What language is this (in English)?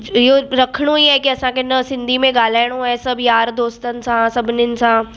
Sindhi